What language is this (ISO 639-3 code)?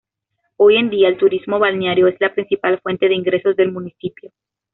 spa